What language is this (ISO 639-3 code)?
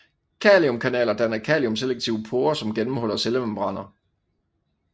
dan